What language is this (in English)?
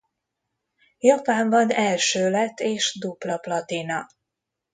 Hungarian